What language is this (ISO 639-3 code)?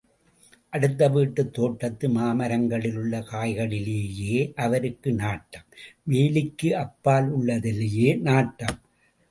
tam